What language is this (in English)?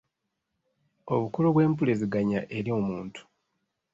Ganda